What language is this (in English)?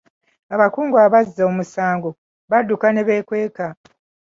Ganda